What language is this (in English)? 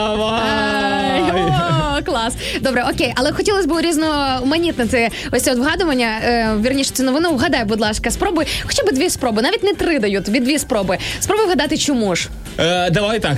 Ukrainian